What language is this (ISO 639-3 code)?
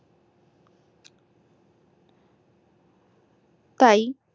ben